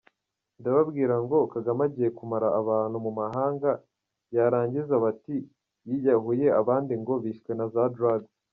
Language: Kinyarwanda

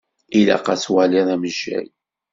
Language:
Kabyle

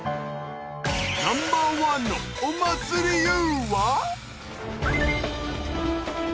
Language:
Japanese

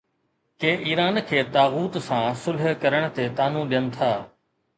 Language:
Sindhi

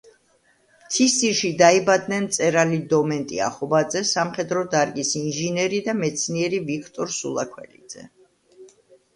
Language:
Georgian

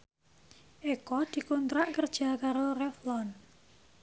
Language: Javanese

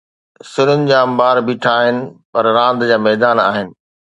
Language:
Sindhi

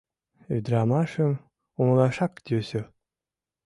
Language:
Mari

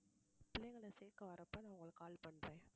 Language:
Tamil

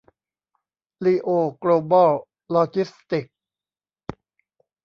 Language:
Thai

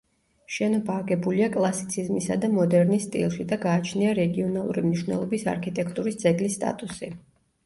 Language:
Georgian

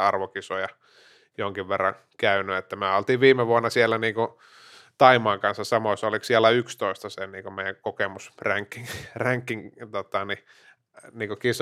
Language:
Finnish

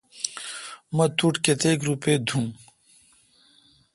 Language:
Kalkoti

